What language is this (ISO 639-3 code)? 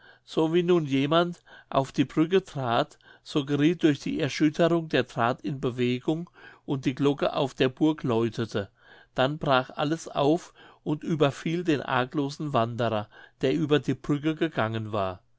deu